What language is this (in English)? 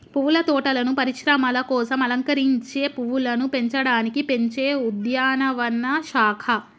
Telugu